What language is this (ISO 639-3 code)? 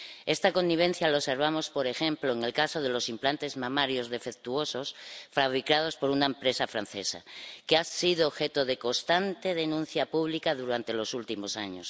spa